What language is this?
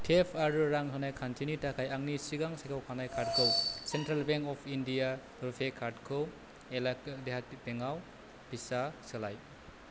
Bodo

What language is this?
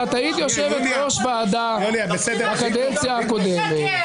Hebrew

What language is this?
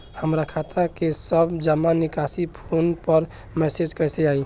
Bhojpuri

